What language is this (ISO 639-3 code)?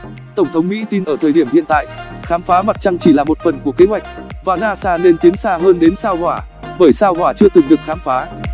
vie